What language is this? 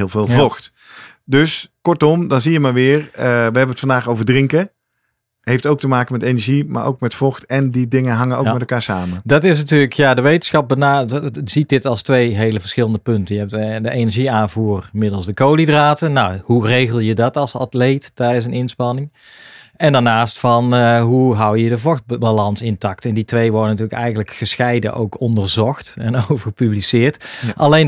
Dutch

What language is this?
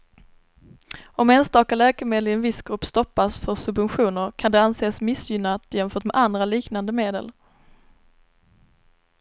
Swedish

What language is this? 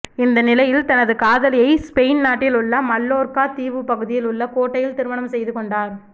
Tamil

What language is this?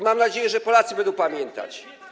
Polish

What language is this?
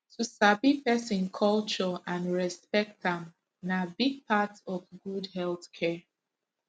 Nigerian Pidgin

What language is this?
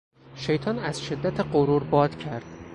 Persian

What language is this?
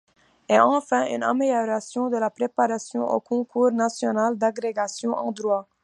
French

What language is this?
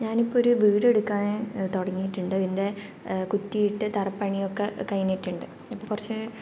Malayalam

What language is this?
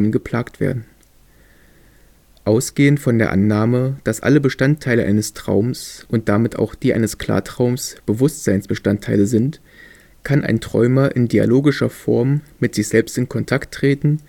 German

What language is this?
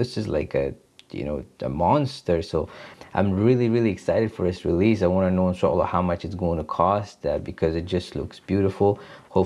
Japanese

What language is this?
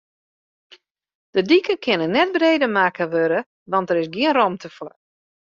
Western Frisian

